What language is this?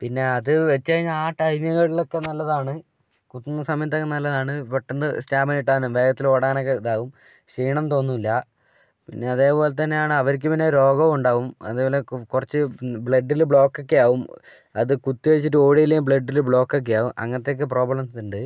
Malayalam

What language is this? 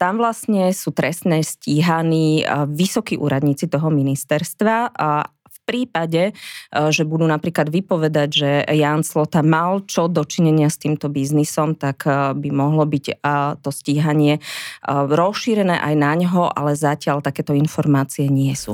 Slovak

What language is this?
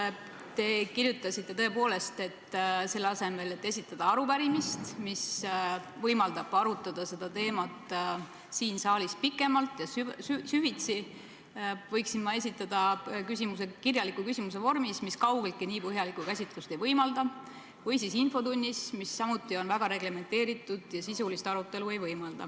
Estonian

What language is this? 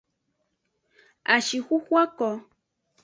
Aja (Benin)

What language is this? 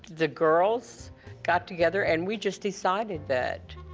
English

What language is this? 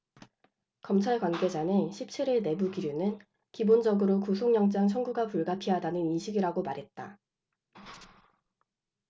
Korean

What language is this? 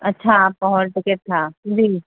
Urdu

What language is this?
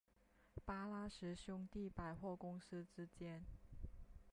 Chinese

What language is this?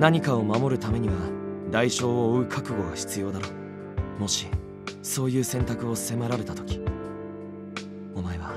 Japanese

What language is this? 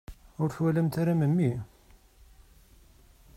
Kabyle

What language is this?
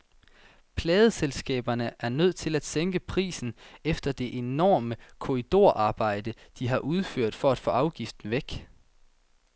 Danish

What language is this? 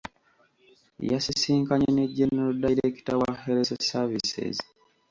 Ganda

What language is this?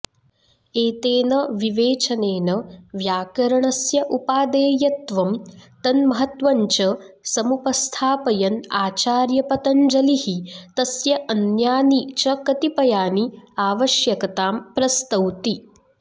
Sanskrit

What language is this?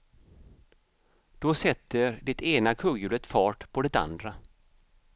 Swedish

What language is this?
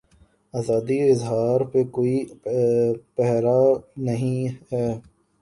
Urdu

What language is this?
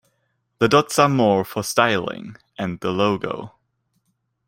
English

